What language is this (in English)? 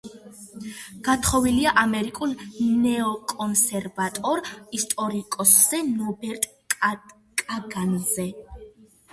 Georgian